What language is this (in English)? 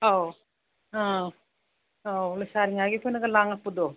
Manipuri